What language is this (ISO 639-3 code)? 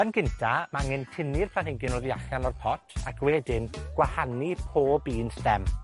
cym